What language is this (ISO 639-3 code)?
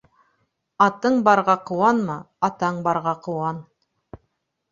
bak